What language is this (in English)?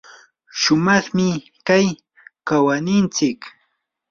Yanahuanca Pasco Quechua